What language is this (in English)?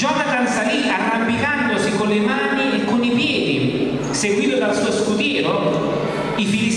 Italian